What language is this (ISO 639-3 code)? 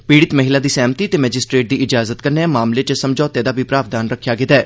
doi